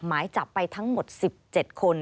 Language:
Thai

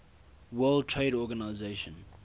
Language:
English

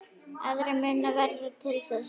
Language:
Icelandic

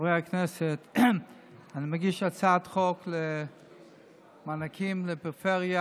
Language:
Hebrew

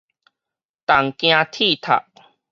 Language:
Min Nan Chinese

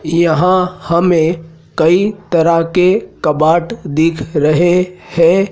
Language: Hindi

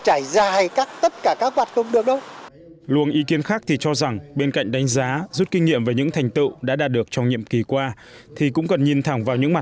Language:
Vietnamese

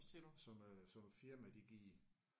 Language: Danish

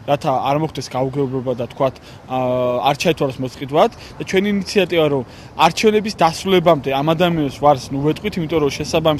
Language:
Romanian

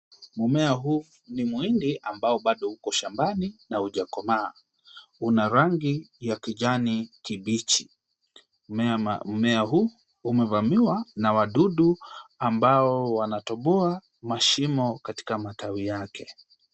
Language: Swahili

